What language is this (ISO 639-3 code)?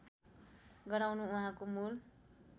nep